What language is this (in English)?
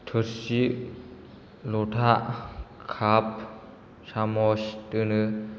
Bodo